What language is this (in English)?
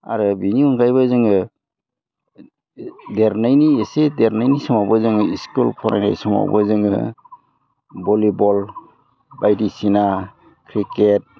Bodo